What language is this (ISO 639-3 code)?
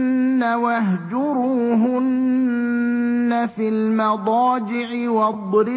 ara